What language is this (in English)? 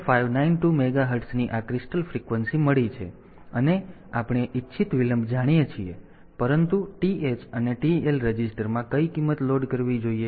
Gujarati